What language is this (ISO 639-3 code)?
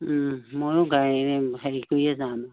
asm